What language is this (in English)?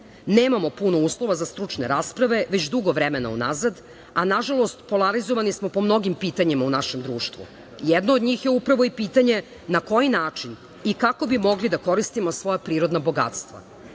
Serbian